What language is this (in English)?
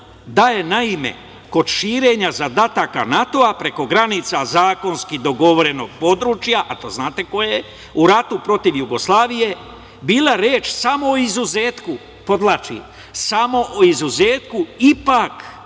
Serbian